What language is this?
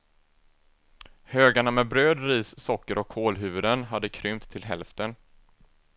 Swedish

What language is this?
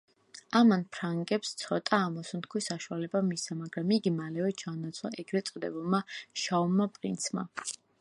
Georgian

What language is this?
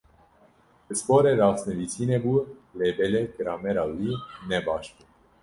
Kurdish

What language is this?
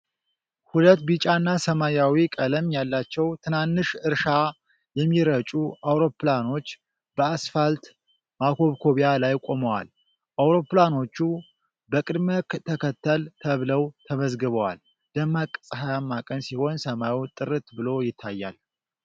Amharic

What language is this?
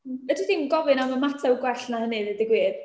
Welsh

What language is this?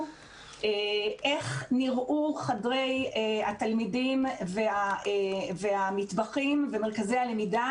Hebrew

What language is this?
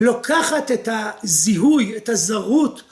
Hebrew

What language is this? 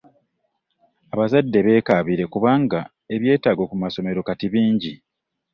Ganda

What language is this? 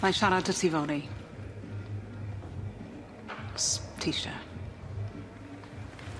Welsh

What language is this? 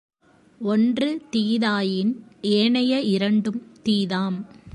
Tamil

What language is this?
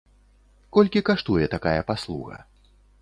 Belarusian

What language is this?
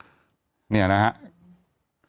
Thai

